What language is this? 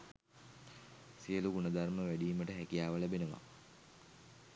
Sinhala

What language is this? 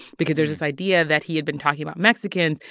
English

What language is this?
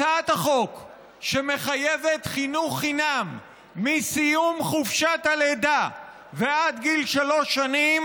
Hebrew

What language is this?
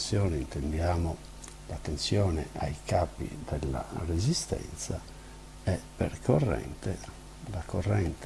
Italian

